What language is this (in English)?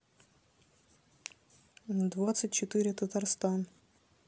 Russian